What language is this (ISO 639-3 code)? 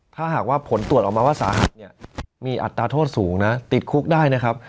tha